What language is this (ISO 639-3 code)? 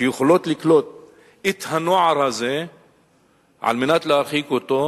heb